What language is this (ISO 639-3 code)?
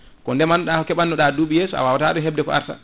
ful